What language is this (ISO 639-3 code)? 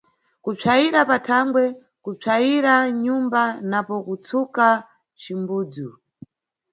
nyu